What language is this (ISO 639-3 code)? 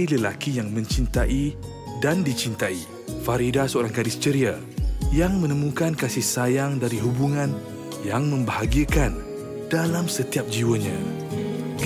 msa